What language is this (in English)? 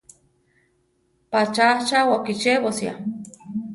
Central Tarahumara